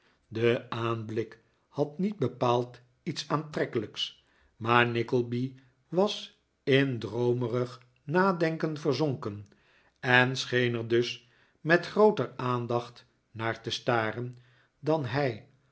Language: Dutch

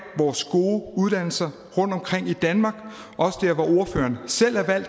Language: Danish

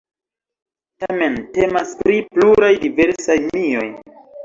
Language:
Esperanto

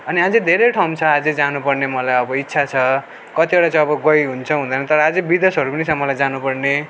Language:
Nepali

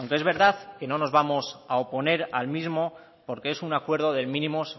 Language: Spanish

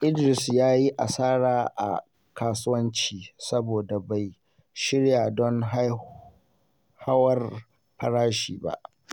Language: Hausa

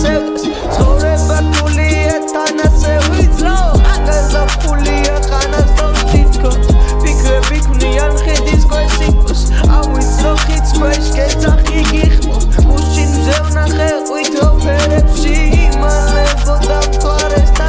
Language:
Georgian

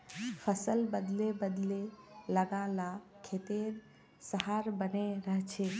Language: Magahi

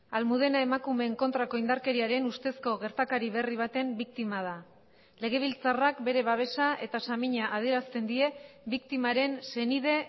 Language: Basque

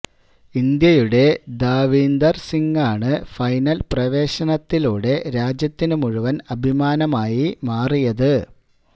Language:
Malayalam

